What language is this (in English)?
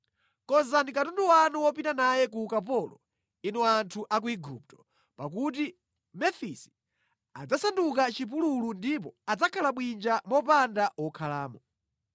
Nyanja